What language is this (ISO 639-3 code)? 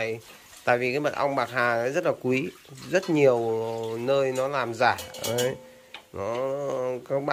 vie